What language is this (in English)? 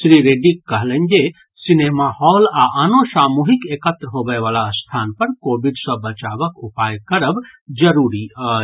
Maithili